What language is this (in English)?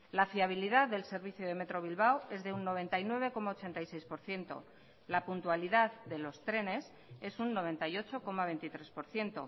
Spanish